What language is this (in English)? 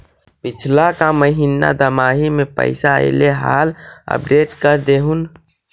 Magahi